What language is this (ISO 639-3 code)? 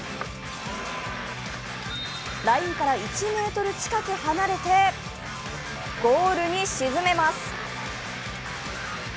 jpn